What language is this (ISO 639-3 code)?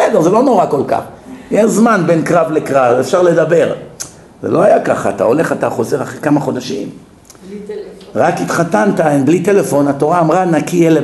heb